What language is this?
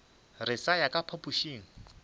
Northern Sotho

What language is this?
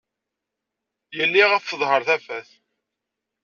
Kabyle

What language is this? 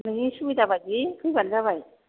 Bodo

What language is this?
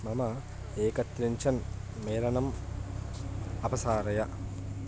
Sanskrit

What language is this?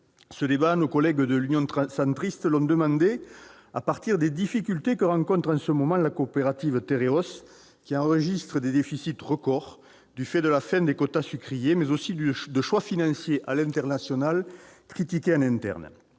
French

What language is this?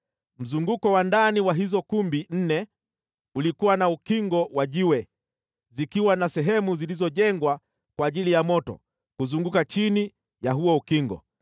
Swahili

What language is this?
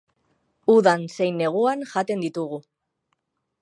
Basque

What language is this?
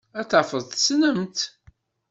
Kabyle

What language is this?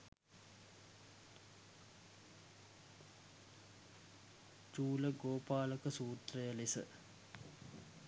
Sinhala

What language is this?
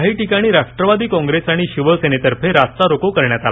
Marathi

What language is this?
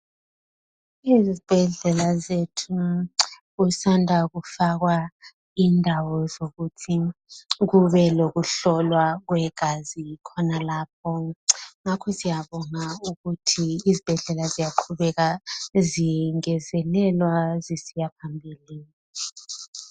North Ndebele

